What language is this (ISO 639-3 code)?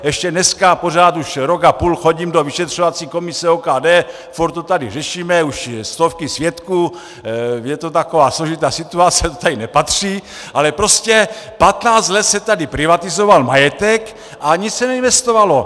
ces